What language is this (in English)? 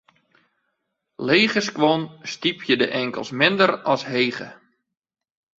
Western Frisian